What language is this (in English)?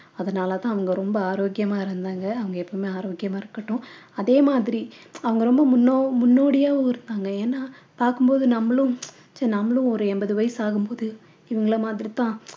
Tamil